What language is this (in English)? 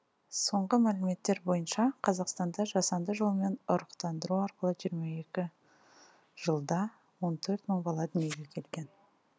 Kazakh